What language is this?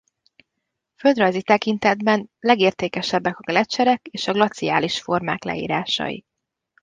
Hungarian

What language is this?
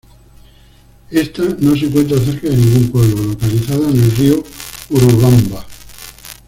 Spanish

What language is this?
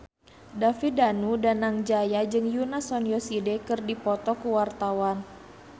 Sundanese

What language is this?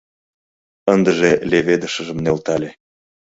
Mari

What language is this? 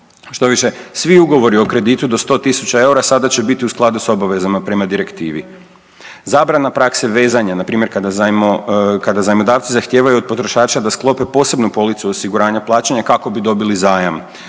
Croatian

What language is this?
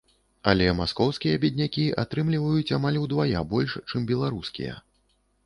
Belarusian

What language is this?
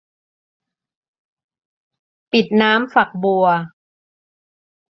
Thai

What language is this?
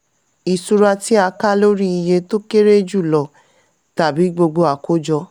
Yoruba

